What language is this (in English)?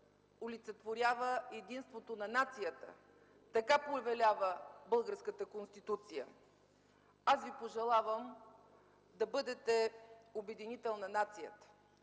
Bulgarian